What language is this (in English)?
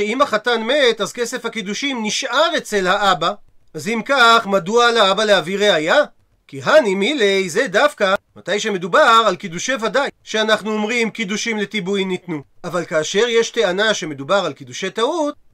Hebrew